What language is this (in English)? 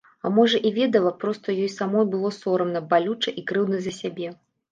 Belarusian